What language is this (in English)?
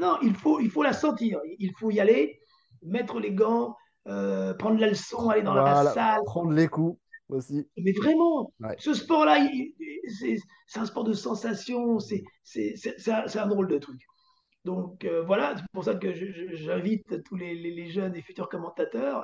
French